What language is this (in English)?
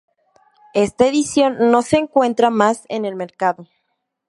Spanish